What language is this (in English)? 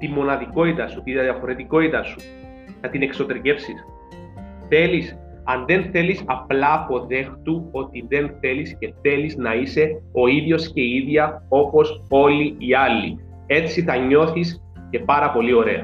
Greek